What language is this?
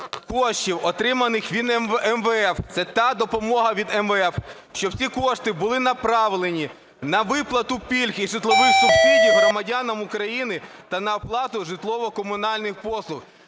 Ukrainian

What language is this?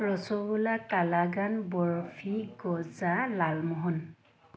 Assamese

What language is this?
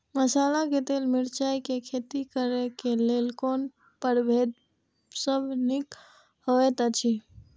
Maithili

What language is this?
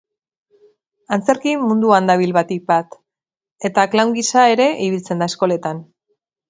Basque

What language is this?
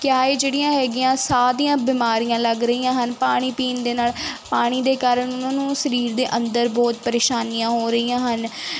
Punjabi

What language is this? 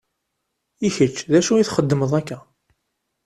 Kabyle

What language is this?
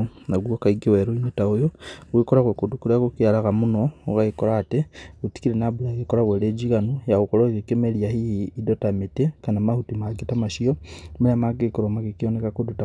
Kikuyu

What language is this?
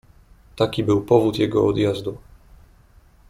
Polish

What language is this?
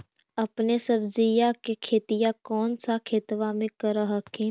Magahi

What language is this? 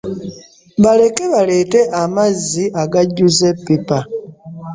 Ganda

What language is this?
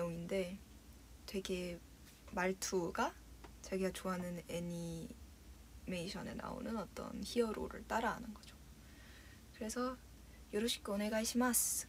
Korean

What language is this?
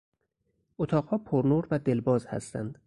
Persian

